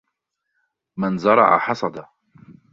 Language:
Arabic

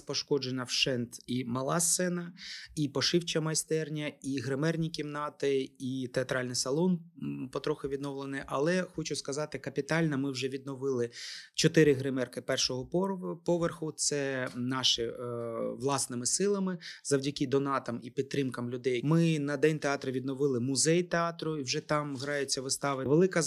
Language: Ukrainian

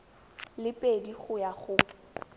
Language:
Tswana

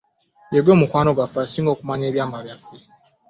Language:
Ganda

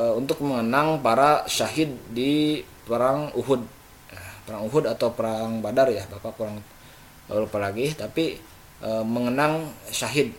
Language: Indonesian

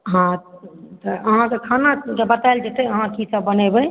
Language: Maithili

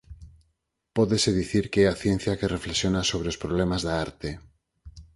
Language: Galician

